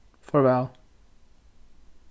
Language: Faroese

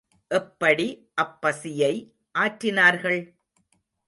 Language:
Tamil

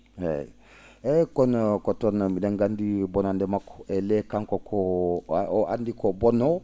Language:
Fula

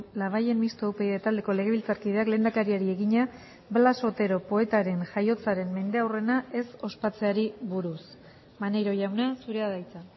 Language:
Basque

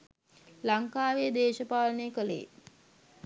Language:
Sinhala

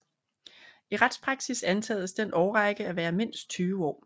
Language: Danish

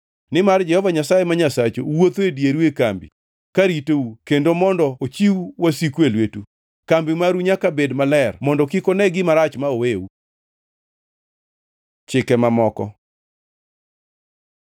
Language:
Luo (Kenya and Tanzania)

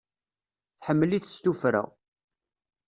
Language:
Kabyle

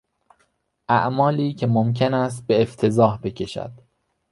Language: Persian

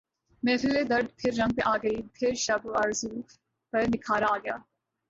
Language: Urdu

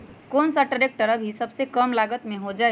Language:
Magahi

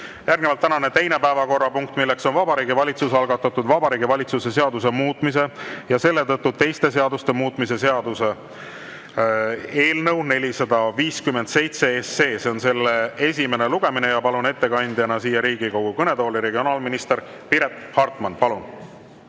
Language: Estonian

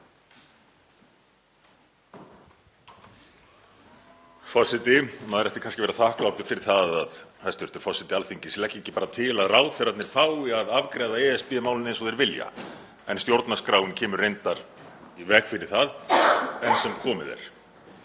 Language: Icelandic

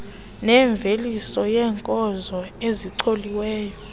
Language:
Xhosa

